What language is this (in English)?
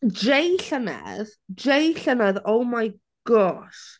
Welsh